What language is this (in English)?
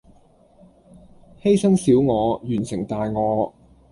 Cantonese